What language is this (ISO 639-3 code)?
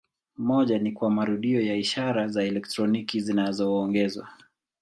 swa